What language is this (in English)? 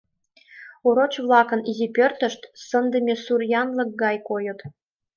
Mari